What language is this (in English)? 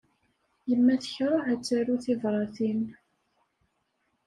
Kabyle